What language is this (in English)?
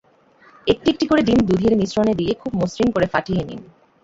Bangla